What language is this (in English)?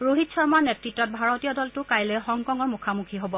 Assamese